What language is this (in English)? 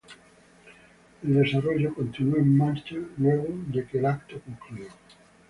Spanish